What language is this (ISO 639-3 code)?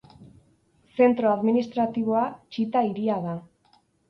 eus